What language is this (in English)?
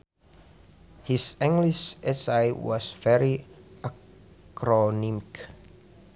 Sundanese